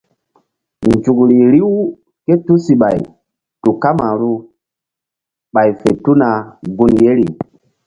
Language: Mbum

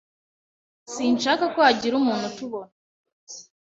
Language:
Kinyarwanda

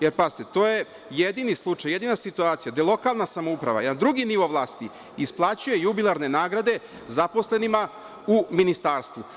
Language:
Serbian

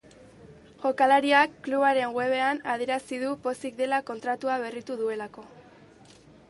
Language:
Basque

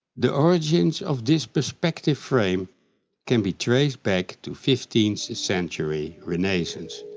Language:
English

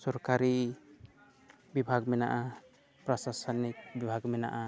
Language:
Santali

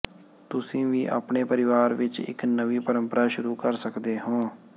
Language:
Punjabi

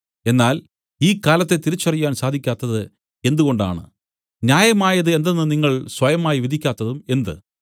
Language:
Malayalam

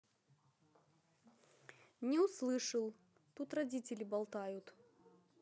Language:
Russian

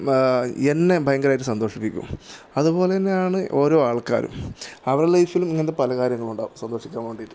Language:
Malayalam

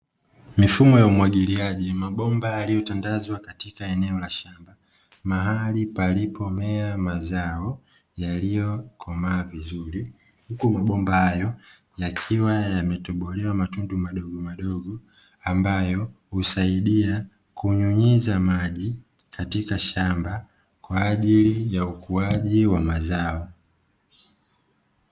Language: Swahili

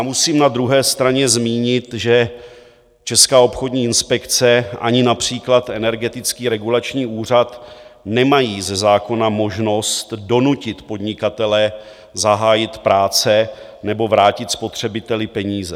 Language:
Czech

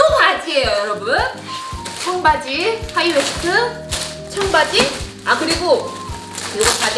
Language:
Korean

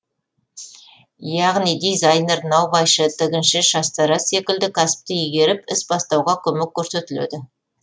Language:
Kazakh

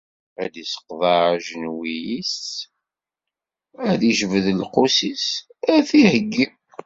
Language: Kabyle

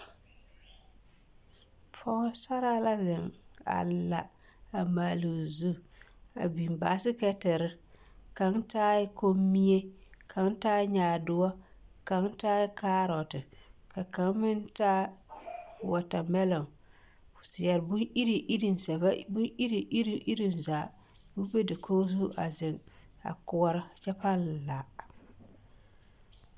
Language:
Southern Dagaare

